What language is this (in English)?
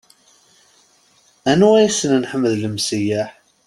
Kabyle